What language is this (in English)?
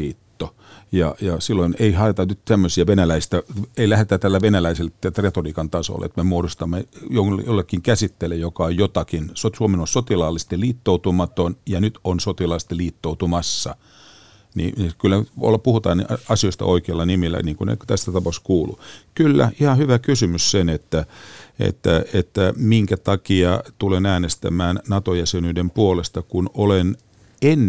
Finnish